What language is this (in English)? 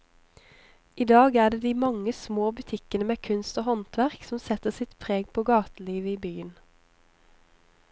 Norwegian